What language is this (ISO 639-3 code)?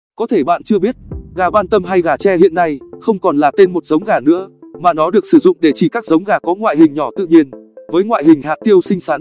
vie